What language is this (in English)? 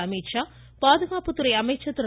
Tamil